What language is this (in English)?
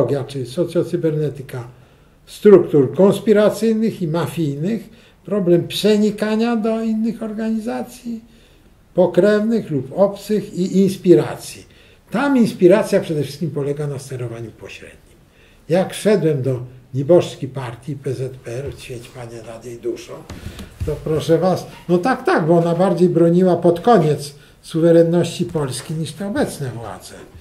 Polish